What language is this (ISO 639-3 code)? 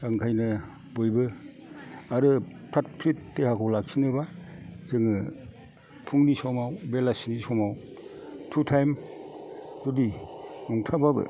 brx